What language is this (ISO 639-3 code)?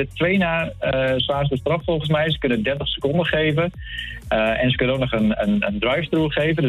nld